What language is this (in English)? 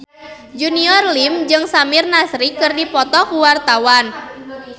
Sundanese